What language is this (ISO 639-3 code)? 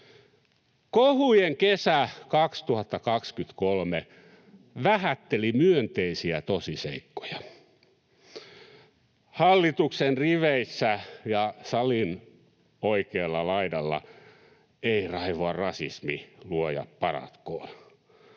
fin